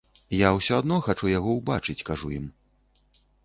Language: Belarusian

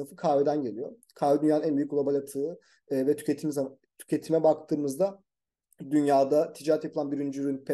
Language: Turkish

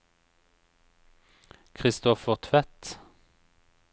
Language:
Norwegian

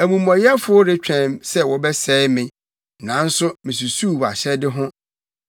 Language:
Akan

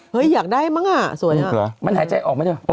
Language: Thai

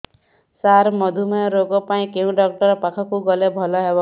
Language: Odia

